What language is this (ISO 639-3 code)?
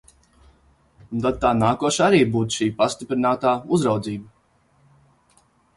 lav